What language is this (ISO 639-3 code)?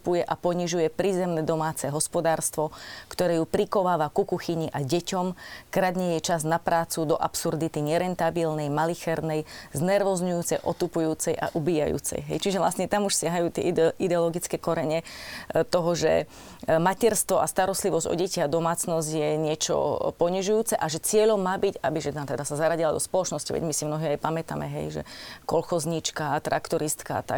slk